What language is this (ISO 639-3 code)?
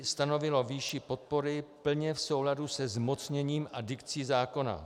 ces